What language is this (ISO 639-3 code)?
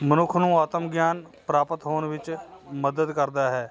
pan